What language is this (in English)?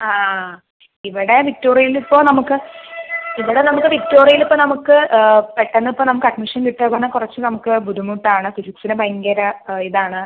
Malayalam